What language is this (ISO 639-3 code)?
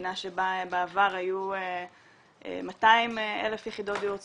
heb